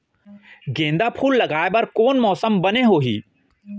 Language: Chhattisgarhi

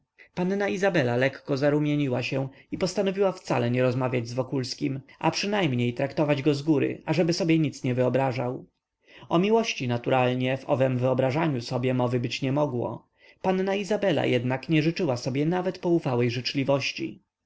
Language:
Polish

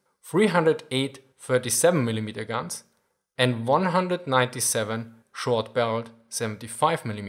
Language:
English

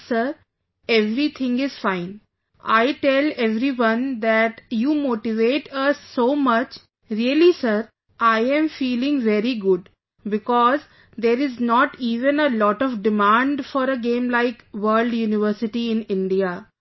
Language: English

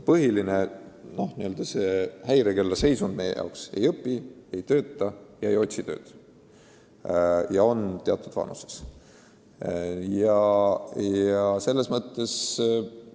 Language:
Estonian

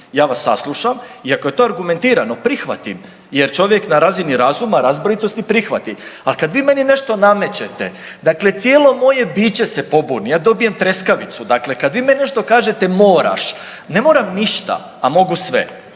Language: Croatian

